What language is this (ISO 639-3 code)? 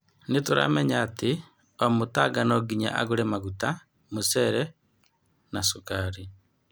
kik